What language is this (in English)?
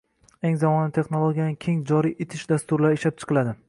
Uzbek